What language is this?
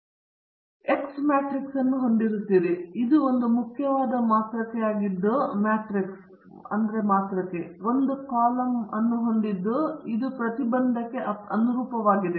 Kannada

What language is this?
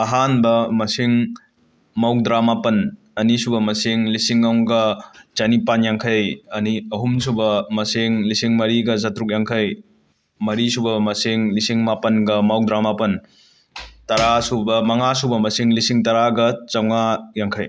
Manipuri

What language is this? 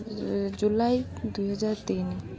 Odia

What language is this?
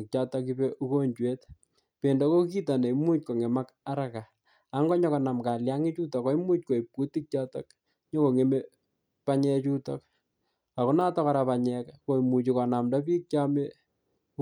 Kalenjin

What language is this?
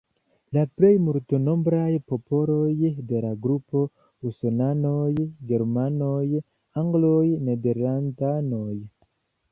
Esperanto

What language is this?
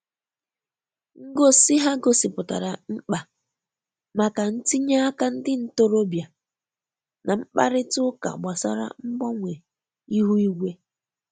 Igbo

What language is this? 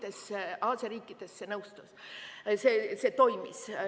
Estonian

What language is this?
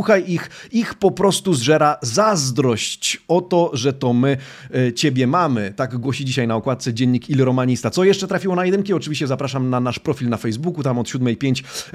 Polish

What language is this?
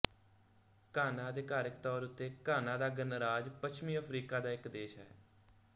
Punjabi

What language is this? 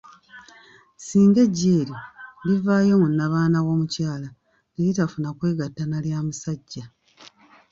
Ganda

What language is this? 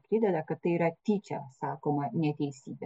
Lithuanian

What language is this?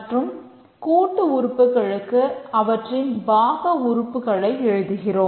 Tamil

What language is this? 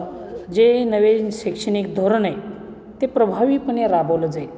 Marathi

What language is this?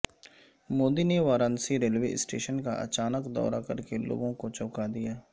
Urdu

